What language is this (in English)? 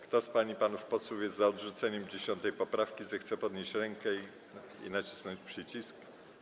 Polish